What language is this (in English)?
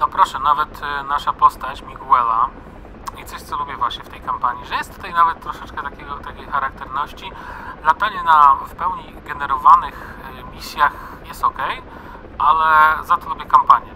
Polish